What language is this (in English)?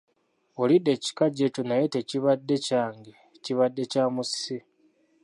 Ganda